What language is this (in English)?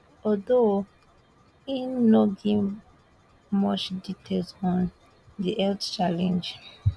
Nigerian Pidgin